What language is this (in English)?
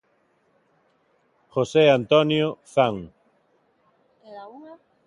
Galician